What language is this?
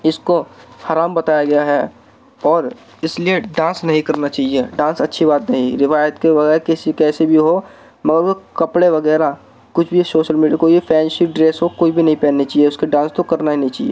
Urdu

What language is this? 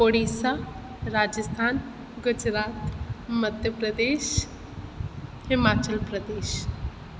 Sindhi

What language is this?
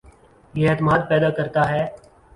Urdu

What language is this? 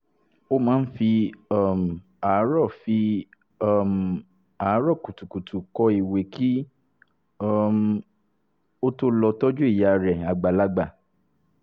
Yoruba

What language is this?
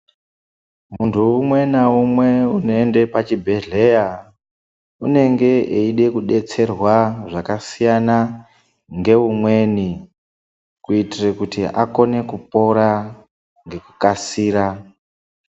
Ndau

